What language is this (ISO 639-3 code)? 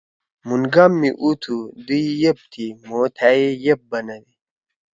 trw